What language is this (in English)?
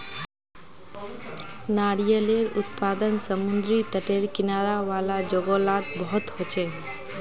Magahi